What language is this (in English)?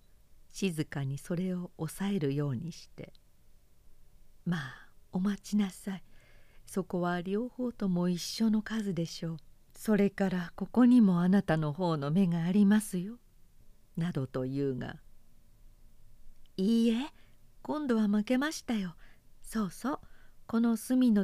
Japanese